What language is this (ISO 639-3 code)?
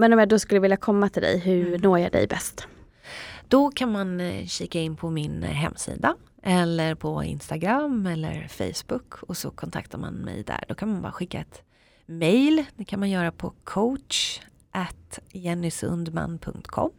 swe